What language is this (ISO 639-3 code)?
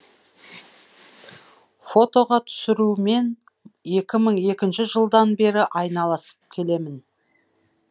kaz